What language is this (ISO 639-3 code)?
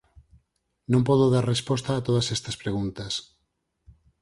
glg